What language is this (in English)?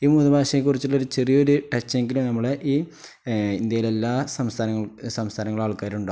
Malayalam